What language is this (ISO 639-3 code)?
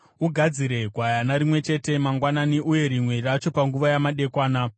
sna